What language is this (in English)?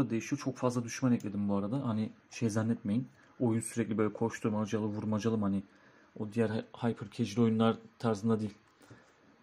Turkish